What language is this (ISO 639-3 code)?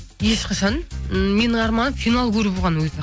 kaz